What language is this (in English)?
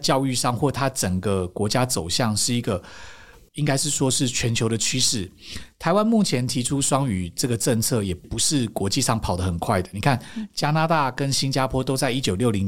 Chinese